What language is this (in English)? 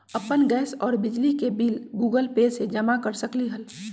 Magahi